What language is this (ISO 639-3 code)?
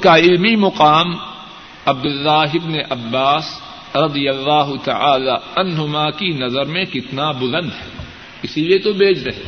urd